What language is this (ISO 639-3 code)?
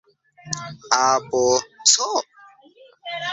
epo